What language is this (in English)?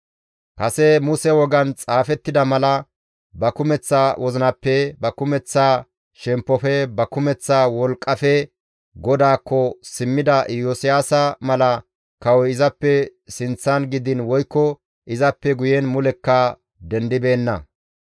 Gamo